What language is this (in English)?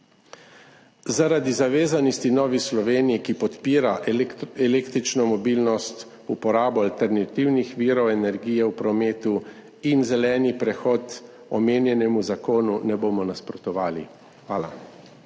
Slovenian